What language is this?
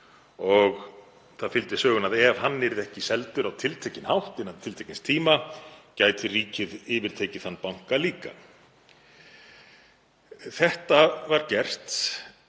Icelandic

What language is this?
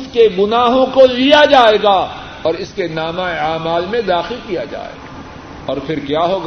Urdu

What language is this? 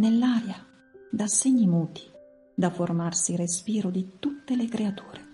Italian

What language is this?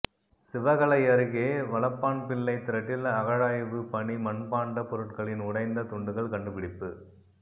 Tamil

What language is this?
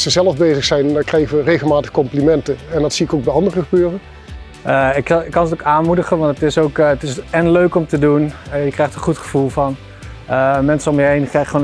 Dutch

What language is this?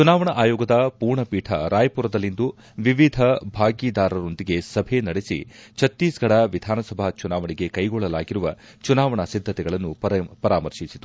Kannada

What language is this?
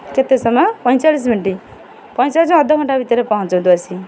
Odia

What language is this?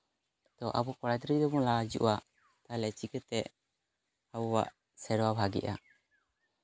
Santali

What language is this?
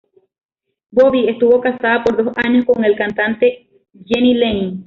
Spanish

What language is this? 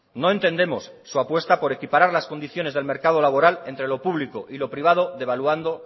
Spanish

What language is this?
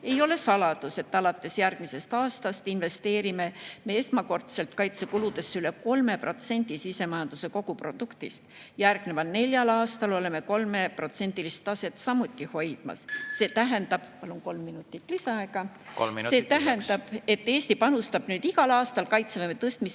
Estonian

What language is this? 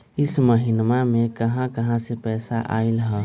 Magahi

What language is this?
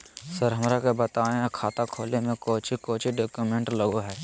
Magahi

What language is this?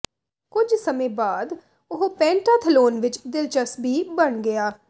Punjabi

